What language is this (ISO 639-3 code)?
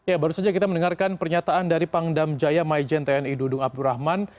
ind